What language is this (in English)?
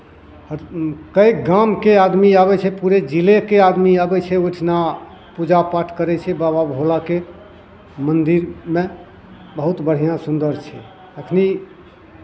Maithili